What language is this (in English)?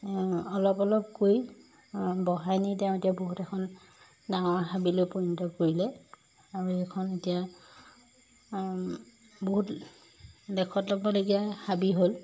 Assamese